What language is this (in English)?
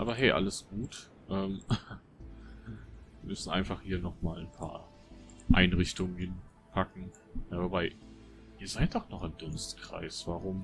German